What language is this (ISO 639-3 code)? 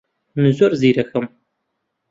ckb